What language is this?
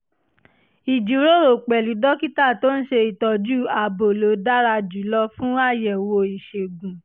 Yoruba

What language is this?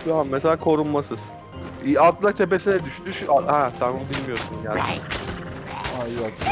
Turkish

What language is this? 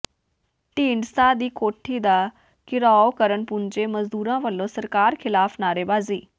Punjabi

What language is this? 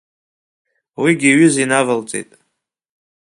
Abkhazian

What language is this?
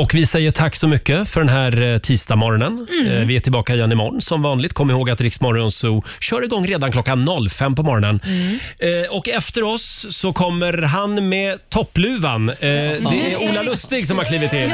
Swedish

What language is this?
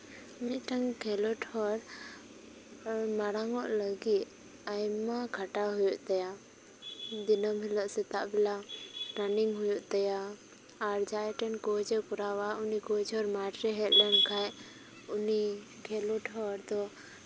Santali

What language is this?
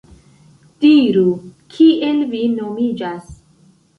Esperanto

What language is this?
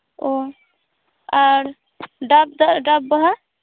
Santali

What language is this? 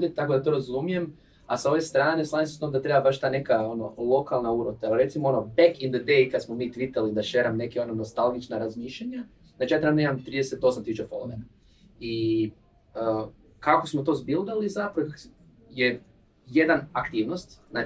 Croatian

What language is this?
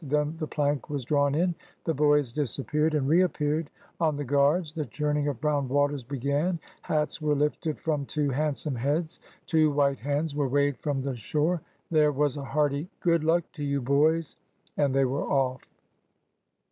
English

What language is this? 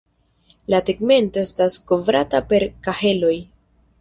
Esperanto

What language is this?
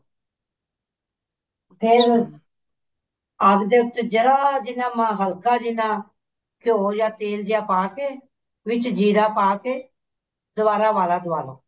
Punjabi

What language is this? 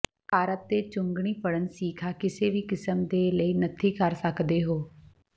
Punjabi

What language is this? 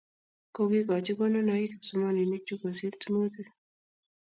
Kalenjin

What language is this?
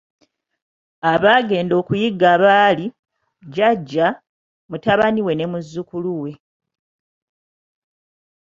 Ganda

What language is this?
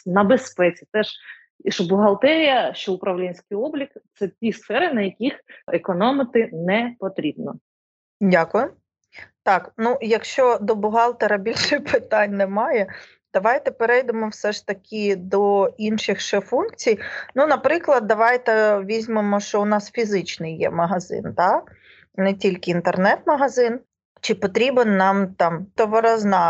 Ukrainian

